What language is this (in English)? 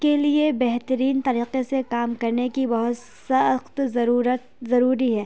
Urdu